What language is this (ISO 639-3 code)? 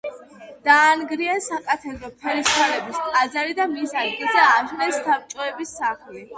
kat